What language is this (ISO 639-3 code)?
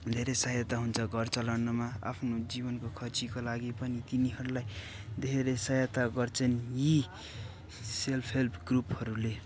nep